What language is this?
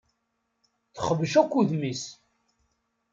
Kabyle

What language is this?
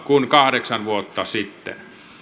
Finnish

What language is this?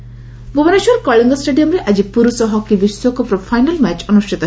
Odia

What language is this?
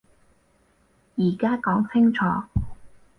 Cantonese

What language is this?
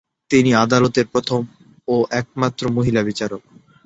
Bangla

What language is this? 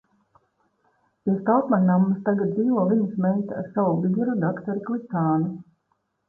Latvian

